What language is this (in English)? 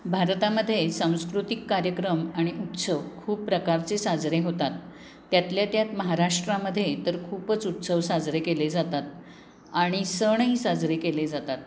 Marathi